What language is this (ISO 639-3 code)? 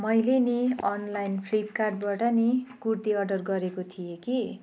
nep